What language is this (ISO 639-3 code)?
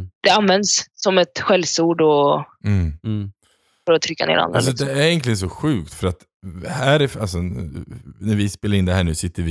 swe